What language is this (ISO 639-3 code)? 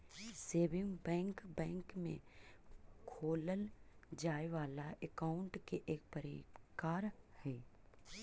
mag